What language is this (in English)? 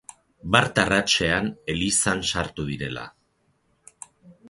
Basque